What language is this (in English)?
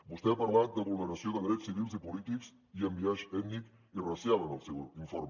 Catalan